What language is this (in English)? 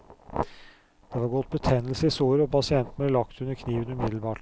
Norwegian